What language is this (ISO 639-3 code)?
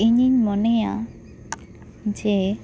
sat